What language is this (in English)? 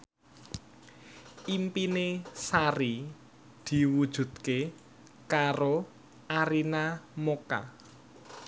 Javanese